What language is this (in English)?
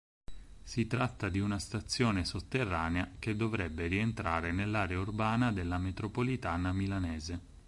Italian